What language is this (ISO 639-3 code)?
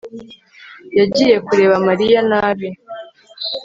kin